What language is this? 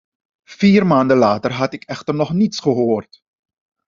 Dutch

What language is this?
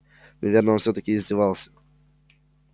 Russian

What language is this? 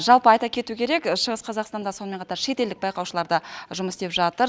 Kazakh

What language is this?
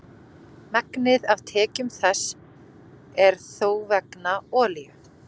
Icelandic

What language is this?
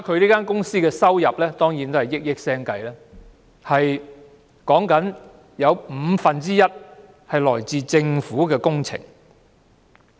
Cantonese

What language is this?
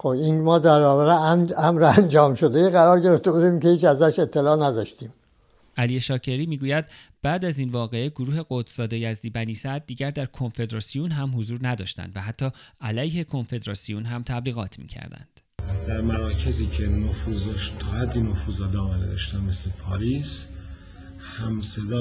Persian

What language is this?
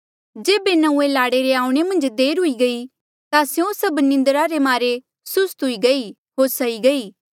Mandeali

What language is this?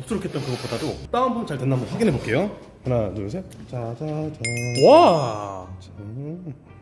Korean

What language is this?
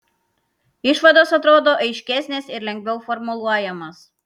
Lithuanian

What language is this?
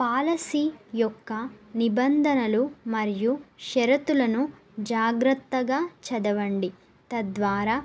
Telugu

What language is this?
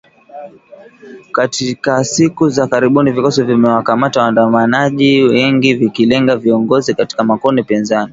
Swahili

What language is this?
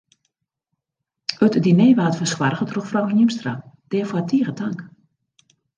Western Frisian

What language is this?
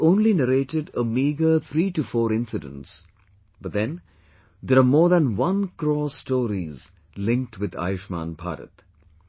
English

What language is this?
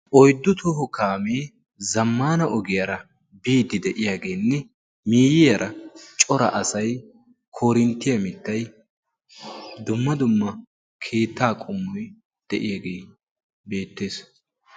Wolaytta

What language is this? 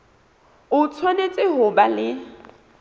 Southern Sotho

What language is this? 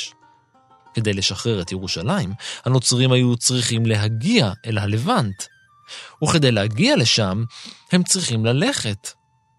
Hebrew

